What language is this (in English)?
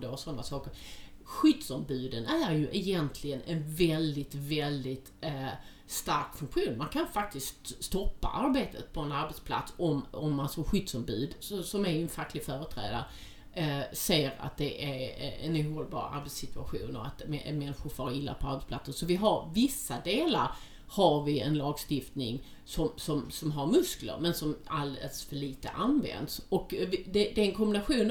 Swedish